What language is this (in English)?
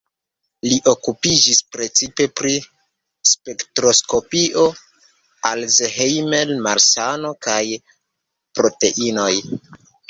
Esperanto